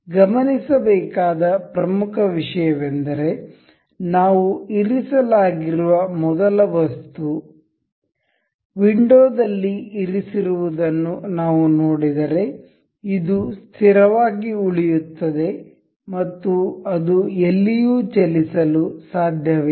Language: Kannada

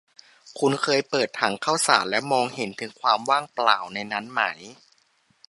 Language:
Thai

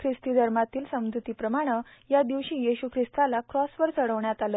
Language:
Marathi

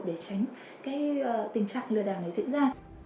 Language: Vietnamese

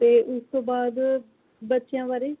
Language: Punjabi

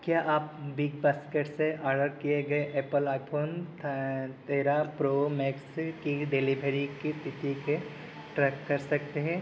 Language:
Hindi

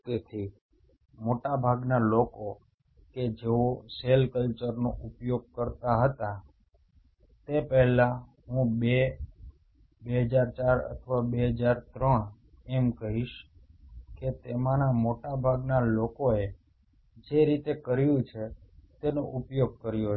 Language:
Gujarati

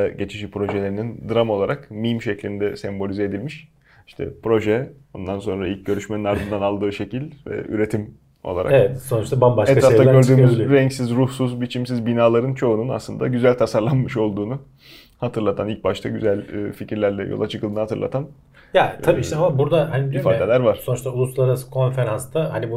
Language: Turkish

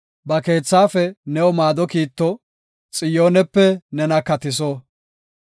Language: Gofa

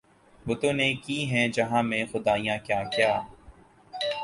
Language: Urdu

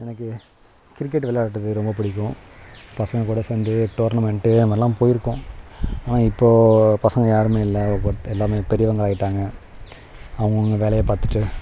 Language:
Tamil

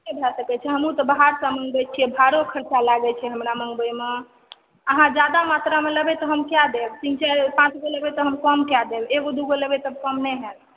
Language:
Maithili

